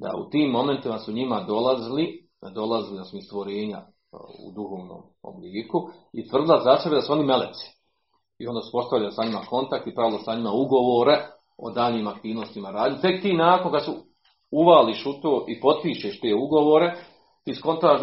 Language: Croatian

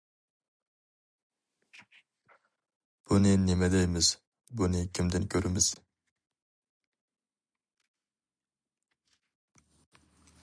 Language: Uyghur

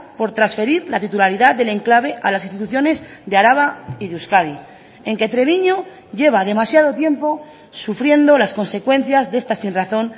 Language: Spanish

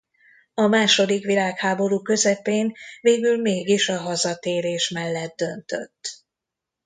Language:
Hungarian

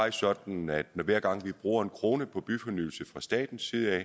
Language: Danish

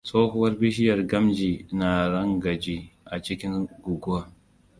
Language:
Hausa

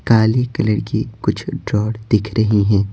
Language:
Hindi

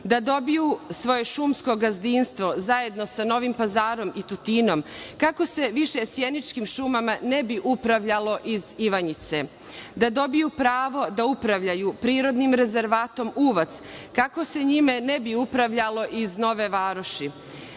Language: Serbian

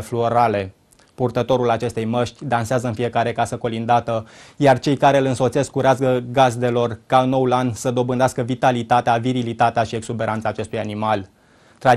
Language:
Romanian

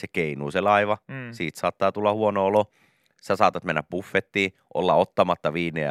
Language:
Finnish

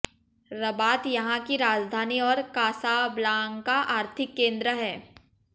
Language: Hindi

